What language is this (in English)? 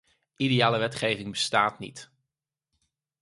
Dutch